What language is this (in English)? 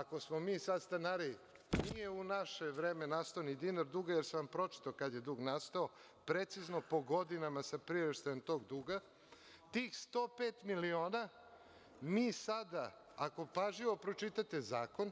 Serbian